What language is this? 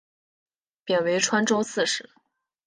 Chinese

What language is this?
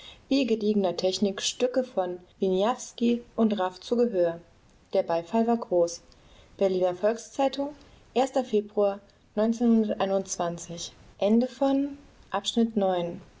German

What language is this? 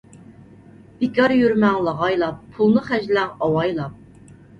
Uyghur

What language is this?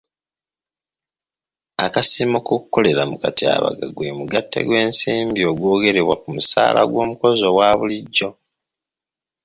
Ganda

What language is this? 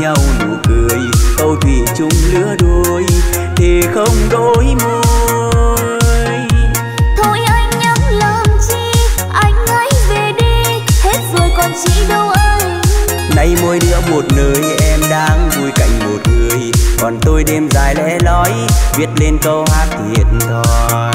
Vietnamese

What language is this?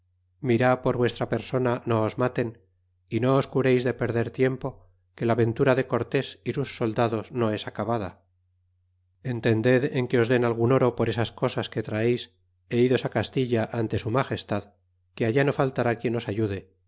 Spanish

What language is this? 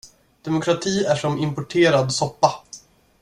Swedish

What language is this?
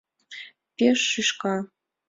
Mari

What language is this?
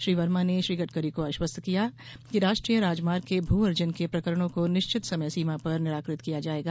Hindi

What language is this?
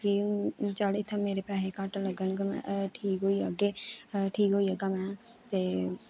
Dogri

